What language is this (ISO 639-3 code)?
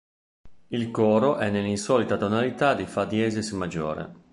ita